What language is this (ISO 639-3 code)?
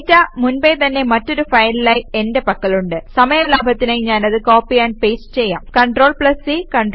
mal